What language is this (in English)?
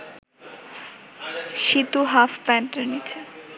Bangla